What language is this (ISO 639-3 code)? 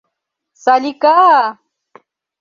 chm